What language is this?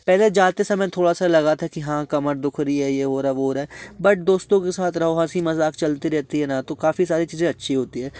Hindi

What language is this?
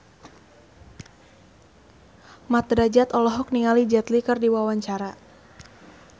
Sundanese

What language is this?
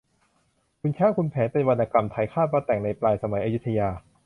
Thai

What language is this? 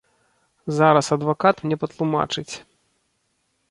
Belarusian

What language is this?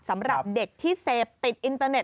Thai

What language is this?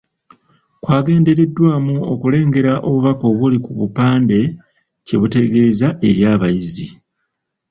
Ganda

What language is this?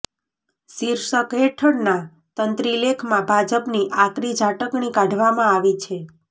Gujarati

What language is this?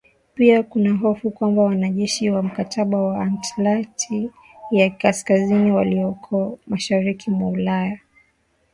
Swahili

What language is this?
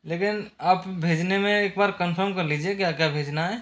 Hindi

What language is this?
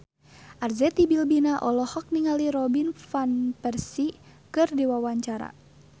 Sundanese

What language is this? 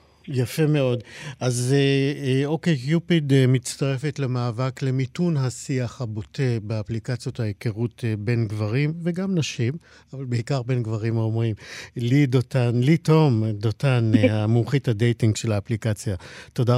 Hebrew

